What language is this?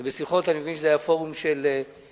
Hebrew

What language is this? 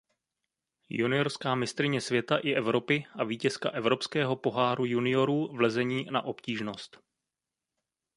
Czech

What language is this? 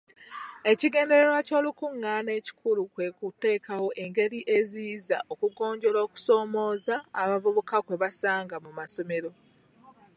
Ganda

